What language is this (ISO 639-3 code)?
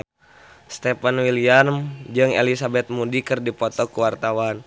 sun